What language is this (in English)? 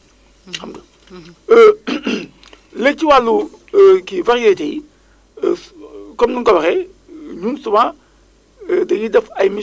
Wolof